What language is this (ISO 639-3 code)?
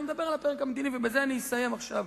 heb